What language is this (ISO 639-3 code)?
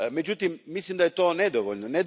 hrv